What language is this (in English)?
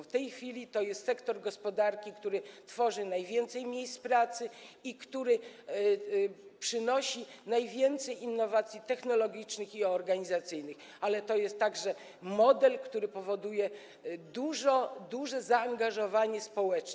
Polish